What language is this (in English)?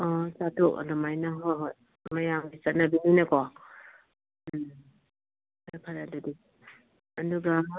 Manipuri